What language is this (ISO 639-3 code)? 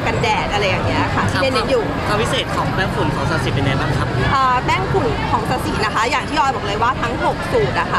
tha